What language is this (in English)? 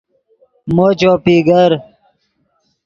Yidgha